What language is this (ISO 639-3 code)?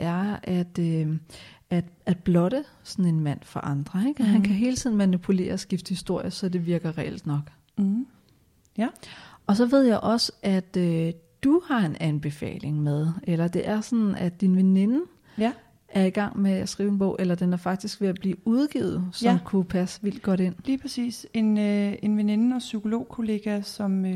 dan